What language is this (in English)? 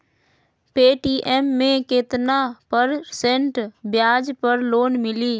Magahi